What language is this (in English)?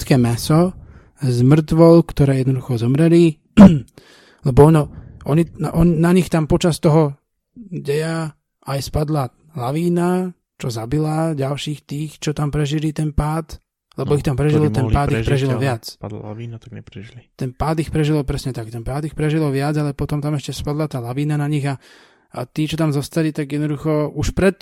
Slovak